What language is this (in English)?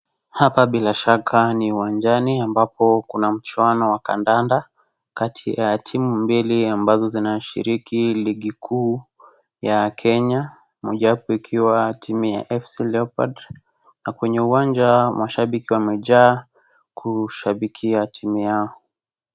Swahili